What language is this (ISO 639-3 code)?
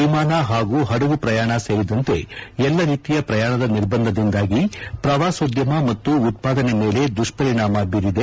kan